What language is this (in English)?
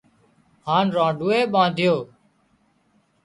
Wadiyara Koli